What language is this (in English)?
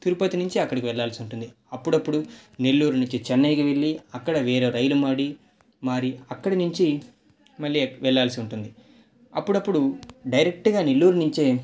Telugu